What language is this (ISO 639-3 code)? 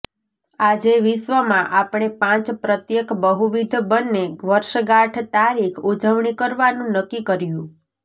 guj